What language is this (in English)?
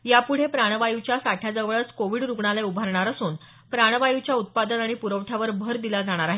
Marathi